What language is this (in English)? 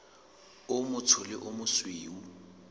Southern Sotho